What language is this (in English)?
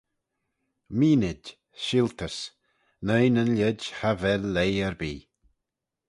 Manx